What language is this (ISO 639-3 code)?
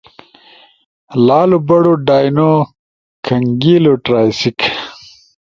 ush